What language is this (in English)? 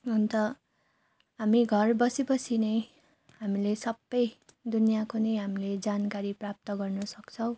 Nepali